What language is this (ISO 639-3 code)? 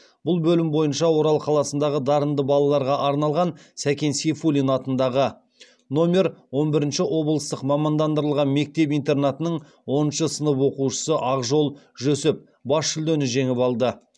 kaz